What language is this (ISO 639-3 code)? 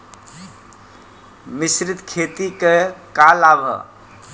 bho